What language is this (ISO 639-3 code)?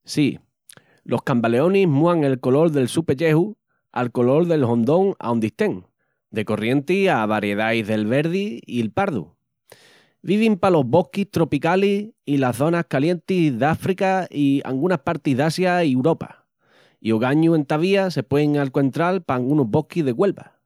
ext